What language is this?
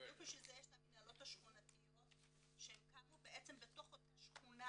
Hebrew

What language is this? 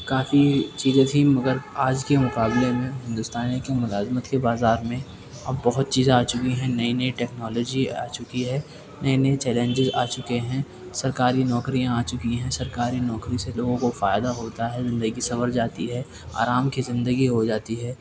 Urdu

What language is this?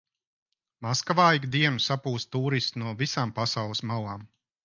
Latvian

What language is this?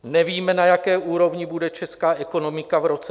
Czech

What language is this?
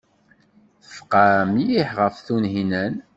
Kabyle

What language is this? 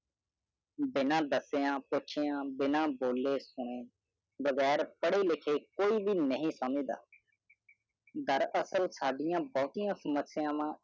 Punjabi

